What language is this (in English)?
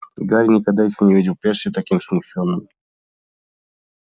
Russian